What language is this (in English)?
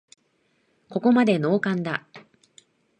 Japanese